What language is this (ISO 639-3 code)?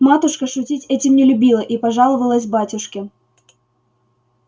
rus